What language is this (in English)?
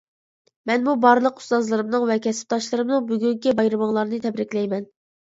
Uyghur